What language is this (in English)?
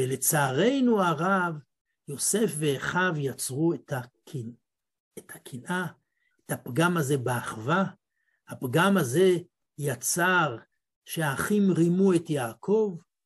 Hebrew